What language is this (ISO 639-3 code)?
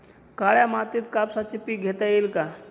mar